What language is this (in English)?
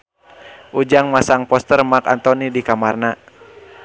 Sundanese